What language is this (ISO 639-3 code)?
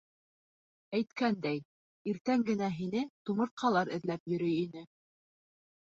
bak